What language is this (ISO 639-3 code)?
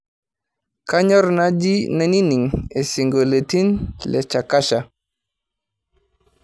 mas